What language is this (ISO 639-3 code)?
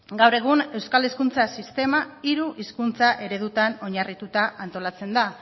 eus